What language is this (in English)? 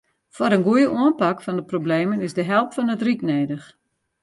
Western Frisian